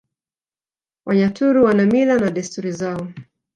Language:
Swahili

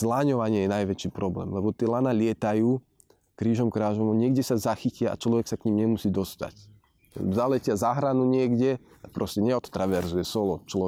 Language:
Slovak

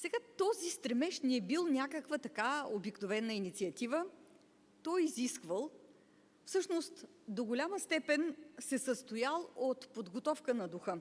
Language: Bulgarian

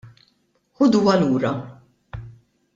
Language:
Maltese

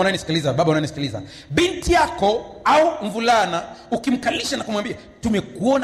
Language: Swahili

